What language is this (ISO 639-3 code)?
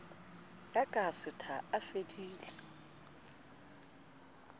sot